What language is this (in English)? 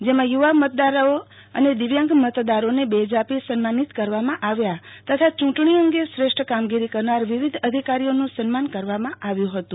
Gujarati